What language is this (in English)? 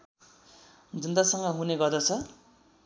Nepali